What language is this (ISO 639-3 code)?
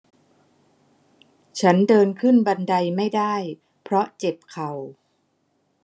tha